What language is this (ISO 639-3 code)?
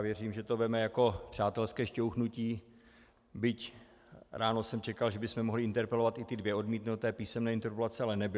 ces